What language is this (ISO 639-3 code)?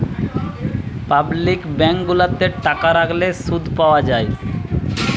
ben